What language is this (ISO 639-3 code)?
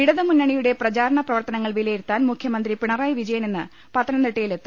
mal